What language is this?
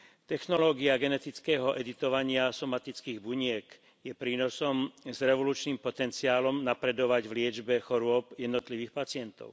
Slovak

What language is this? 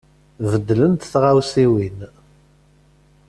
Kabyle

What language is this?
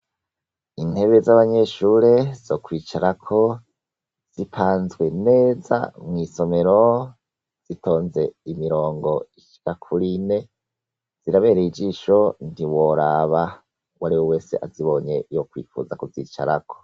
Rundi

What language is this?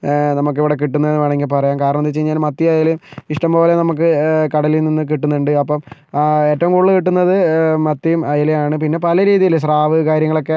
Malayalam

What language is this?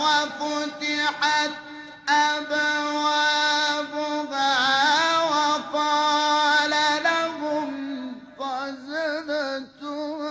Arabic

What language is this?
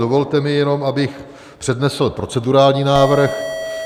Czech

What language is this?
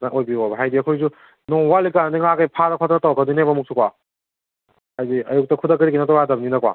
Manipuri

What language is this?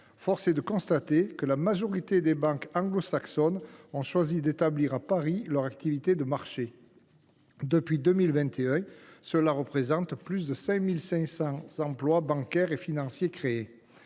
French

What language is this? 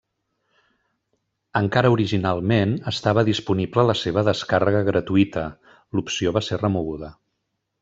Catalan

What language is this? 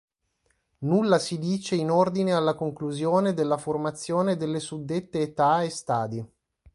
Italian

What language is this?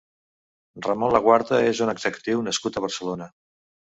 Catalan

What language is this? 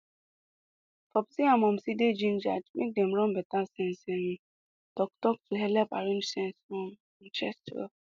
Nigerian Pidgin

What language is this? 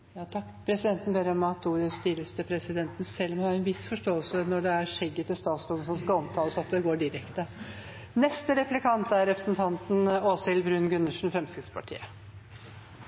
Norwegian Bokmål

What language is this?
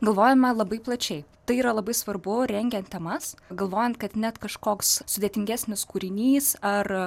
Lithuanian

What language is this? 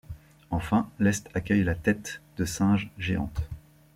French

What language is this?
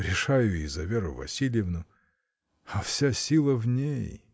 Russian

